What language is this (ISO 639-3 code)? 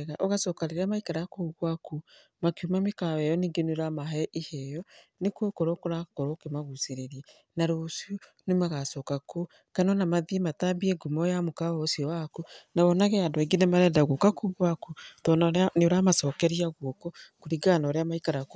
kik